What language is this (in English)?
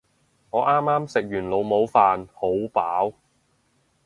Cantonese